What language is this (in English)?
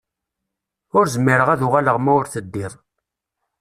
Kabyle